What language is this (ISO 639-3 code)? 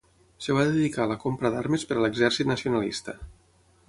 cat